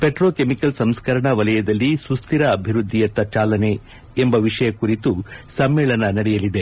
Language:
Kannada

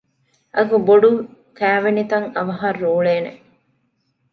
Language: Divehi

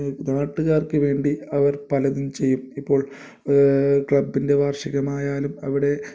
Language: Malayalam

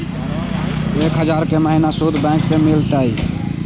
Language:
Magahi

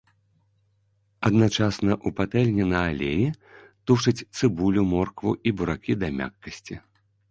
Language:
Belarusian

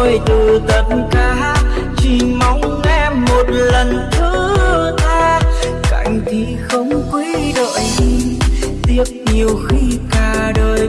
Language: Vietnamese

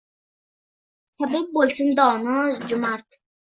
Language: Uzbek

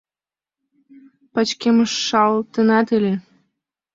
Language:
Mari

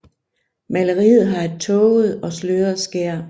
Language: Danish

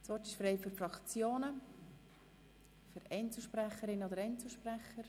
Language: Swiss German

